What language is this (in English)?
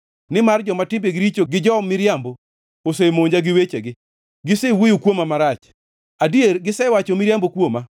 Luo (Kenya and Tanzania)